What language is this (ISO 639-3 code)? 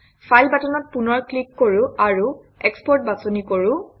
asm